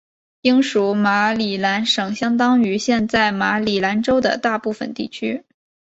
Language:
Chinese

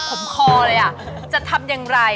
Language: Thai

